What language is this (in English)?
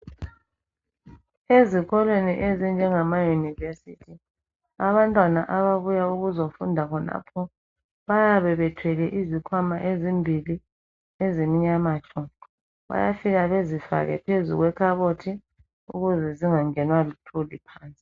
North Ndebele